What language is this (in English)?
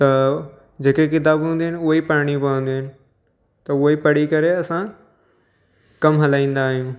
Sindhi